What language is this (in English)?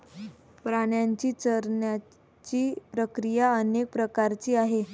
Marathi